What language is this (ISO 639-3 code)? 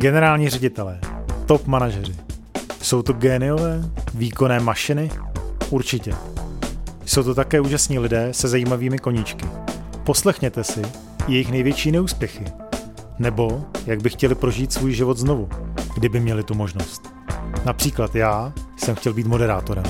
ces